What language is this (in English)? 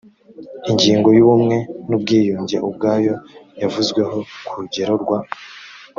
Kinyarwanda